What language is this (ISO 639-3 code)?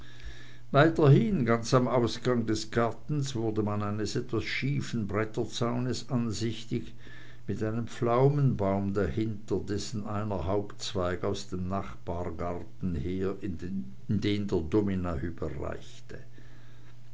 deu